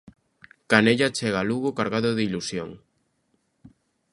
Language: Galician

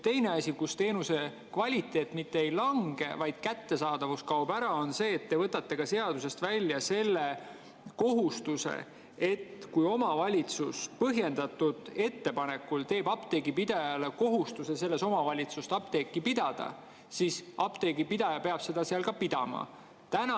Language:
Estonian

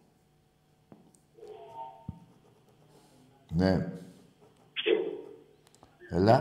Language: Greek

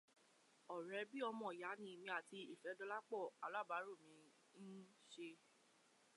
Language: Yoruba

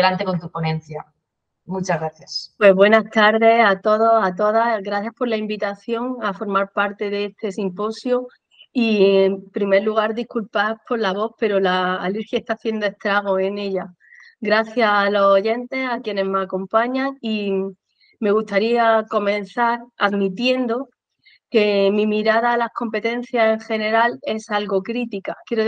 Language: Spanish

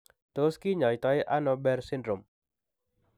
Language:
Kalenjin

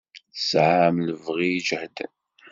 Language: Kabyle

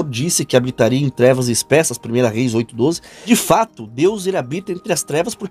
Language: Portuguese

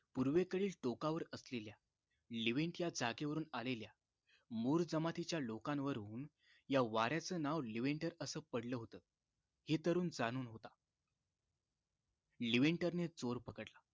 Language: Marathi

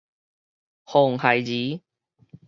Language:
Min Nan Chinese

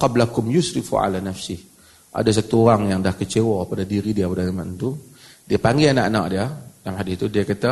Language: Malay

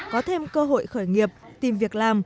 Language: Vietnamese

